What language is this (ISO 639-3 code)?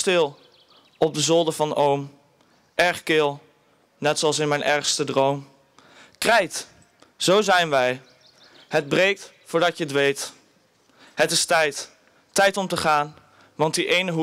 nld